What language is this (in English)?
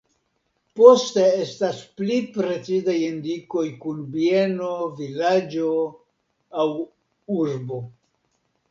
Esperanto